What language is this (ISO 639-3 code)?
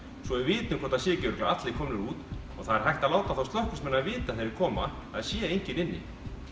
isl